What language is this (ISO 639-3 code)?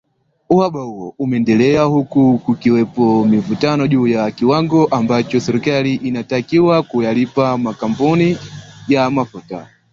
swa